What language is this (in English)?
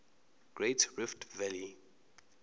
Zulu